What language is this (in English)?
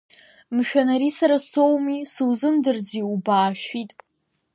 Abkhazian